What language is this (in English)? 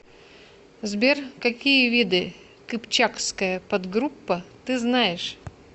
Russian